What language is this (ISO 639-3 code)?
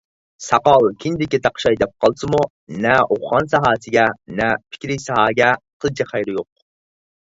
uig